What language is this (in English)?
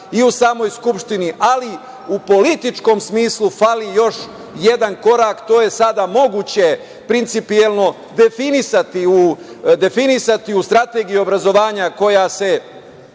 Serbian